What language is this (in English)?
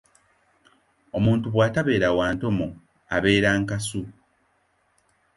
Ganda